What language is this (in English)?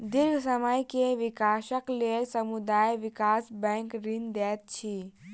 Maithili